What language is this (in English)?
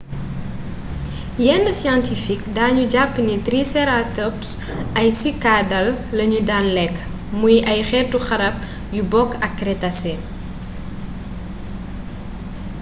Wolof